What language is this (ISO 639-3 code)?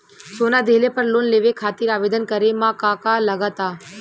bho